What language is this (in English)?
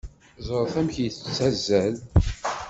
Kabyle